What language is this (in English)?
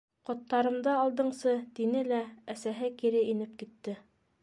Bashkir